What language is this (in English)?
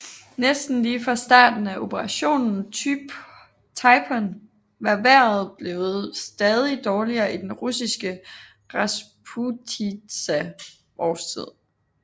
Danish